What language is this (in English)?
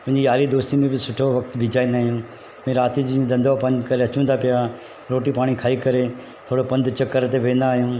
Sindhi